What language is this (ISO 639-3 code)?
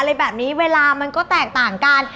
tha